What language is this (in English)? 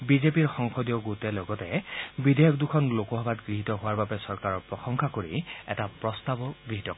Assamese